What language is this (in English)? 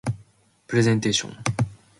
Japanese